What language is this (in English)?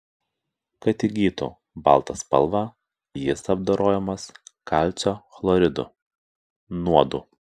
Lithuanian